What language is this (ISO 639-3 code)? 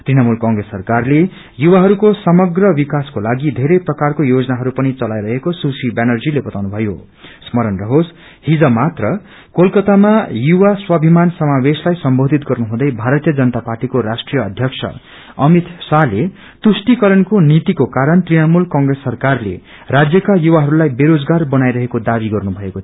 nep